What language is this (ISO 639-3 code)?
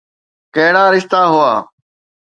snd